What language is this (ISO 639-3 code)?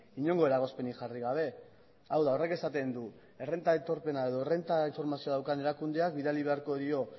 eus